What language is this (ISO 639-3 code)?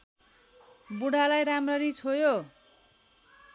nep